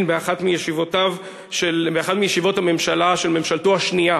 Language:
Hebrew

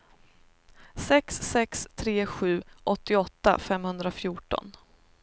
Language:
Swedish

